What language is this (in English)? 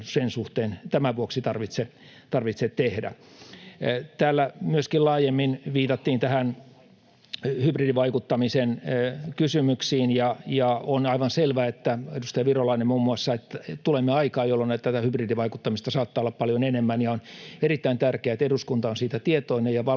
Finnish